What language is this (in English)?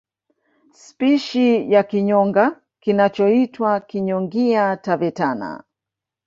Swahili